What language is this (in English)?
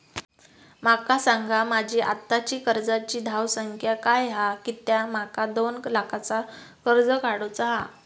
Marathi